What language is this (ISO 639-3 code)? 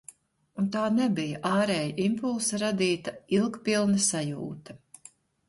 lav